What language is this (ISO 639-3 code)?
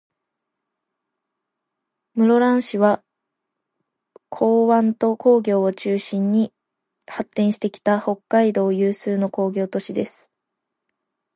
jpn